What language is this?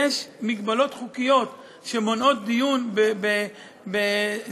Hebrew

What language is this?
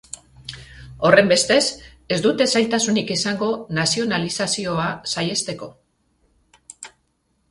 Basque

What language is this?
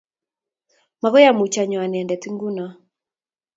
Kalenjin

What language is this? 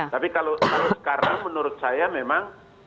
Indonesian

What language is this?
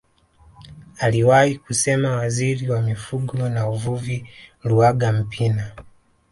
Swahili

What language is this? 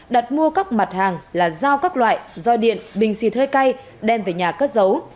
Vietnamese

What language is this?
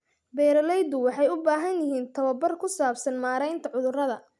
Somali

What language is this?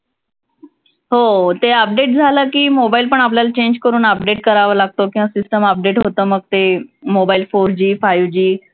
Marathi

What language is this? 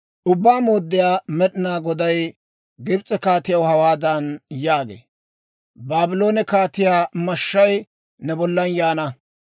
Dawro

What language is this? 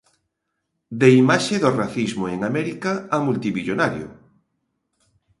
Galician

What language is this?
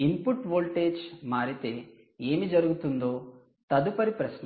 Telugu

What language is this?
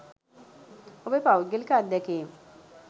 Sinhala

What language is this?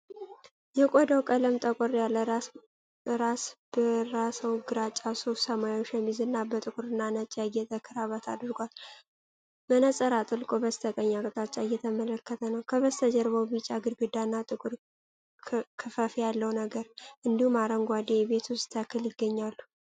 Amharic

